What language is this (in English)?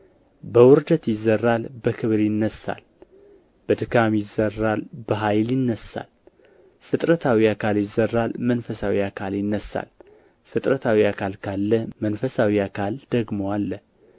Amharic